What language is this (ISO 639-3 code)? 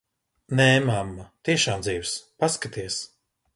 lav